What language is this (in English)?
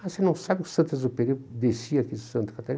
Portuguese